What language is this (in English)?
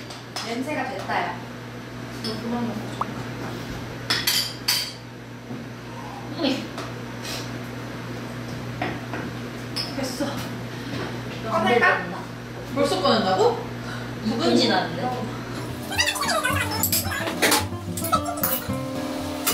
Korean